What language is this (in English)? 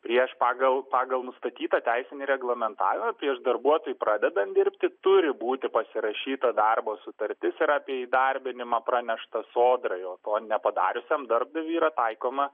Lithuanian